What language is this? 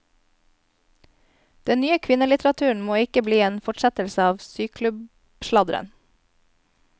Norwegian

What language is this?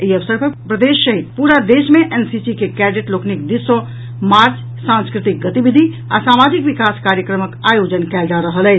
Maithili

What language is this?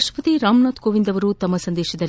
Kannada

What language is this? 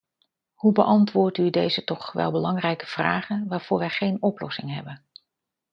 Dutch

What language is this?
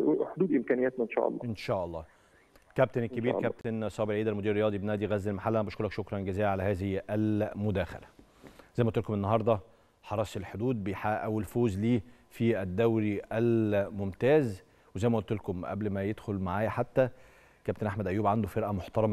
Arabic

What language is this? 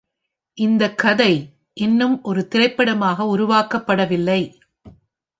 Tamil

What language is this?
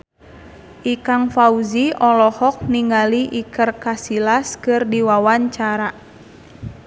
Sundanese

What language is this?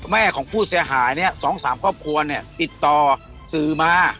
Thai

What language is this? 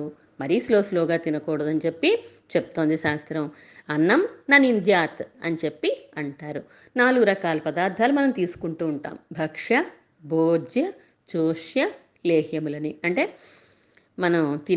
Telugu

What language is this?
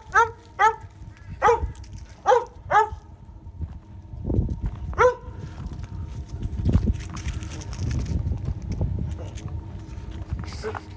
Korean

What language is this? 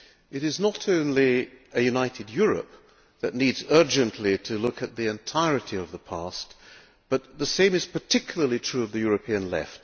English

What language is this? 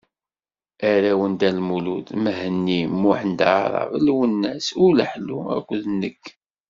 Kabyle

